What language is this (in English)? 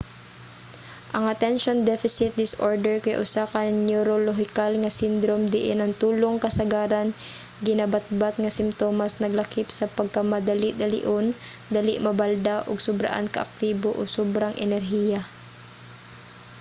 Cebuano